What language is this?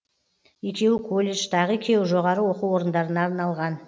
Kazakh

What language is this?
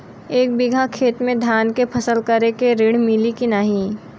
Bhojpuri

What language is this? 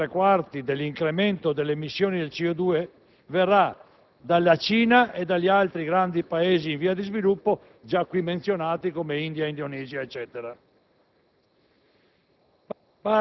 Italian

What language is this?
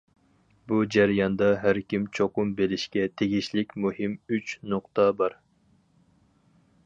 Uyghur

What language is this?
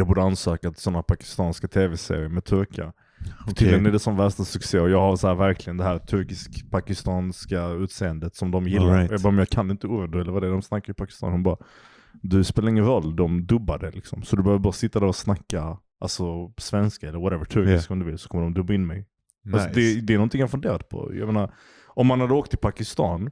Swedish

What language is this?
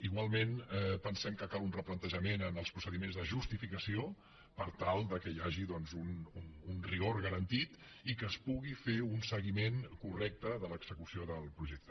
Catalan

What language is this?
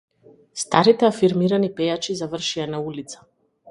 Macedonian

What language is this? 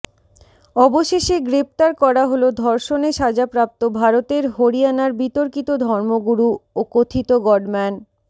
Bangla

